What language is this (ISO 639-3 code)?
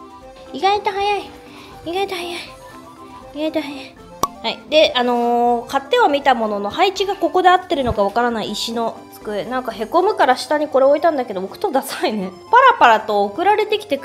jpn